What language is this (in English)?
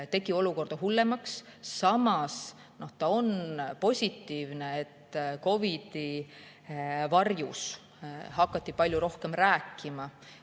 Estonian